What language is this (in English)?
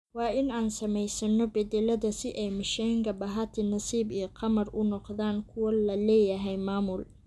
Somali